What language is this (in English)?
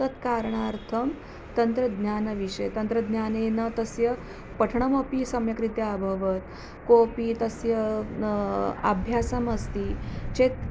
Sanskrit